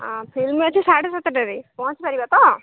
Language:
Odia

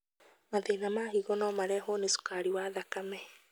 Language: Kikuyu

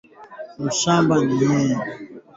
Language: Swahili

